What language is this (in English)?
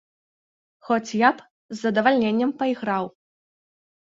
Belarusian